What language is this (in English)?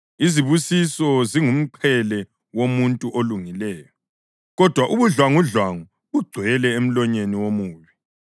North Ndebele